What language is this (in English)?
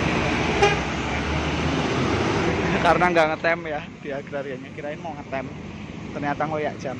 Indonesian